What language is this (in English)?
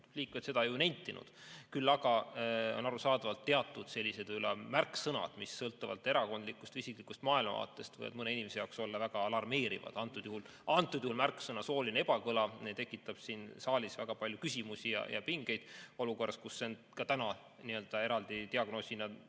Estonian